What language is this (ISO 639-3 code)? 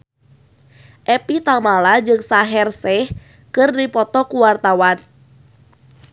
sun